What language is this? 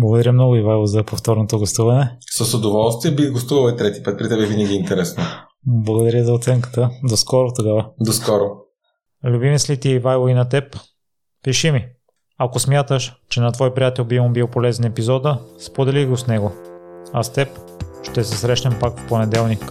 Bulgarian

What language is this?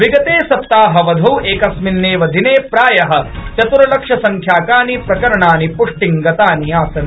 Sanskrit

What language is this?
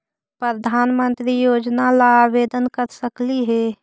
Magahi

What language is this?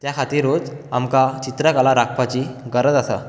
Konkani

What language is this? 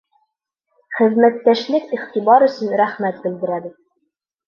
Bashkir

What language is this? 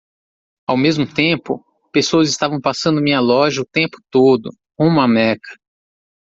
Portuguese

